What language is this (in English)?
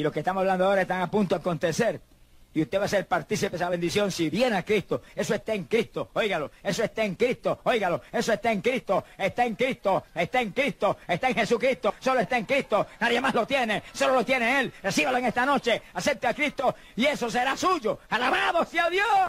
Spanish